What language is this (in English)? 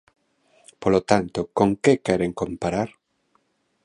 Galician